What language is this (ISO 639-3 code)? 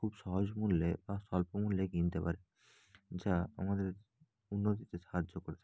ben